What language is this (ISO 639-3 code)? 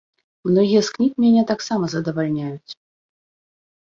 bel